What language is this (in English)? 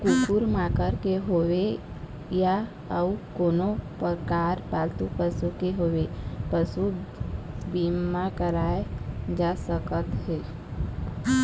Chhattisgarhi